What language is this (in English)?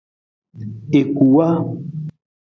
Nawdm